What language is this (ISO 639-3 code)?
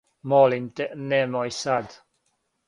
srp